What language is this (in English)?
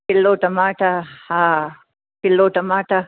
Sindhi